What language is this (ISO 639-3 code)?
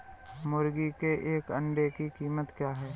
hin